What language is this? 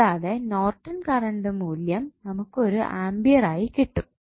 Malayalam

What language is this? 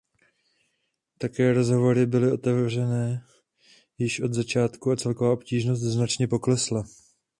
Czech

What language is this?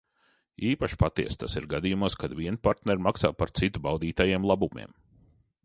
Latvian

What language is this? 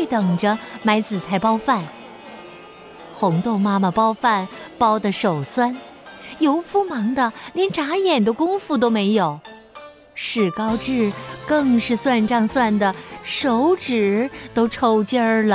Chinese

